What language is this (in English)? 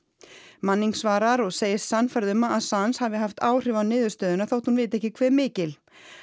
Icelandic